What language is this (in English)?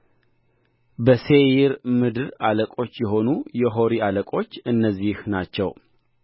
Amharic